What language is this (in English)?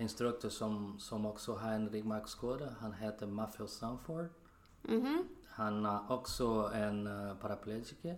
Swedish